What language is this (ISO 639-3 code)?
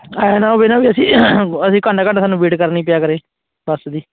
pan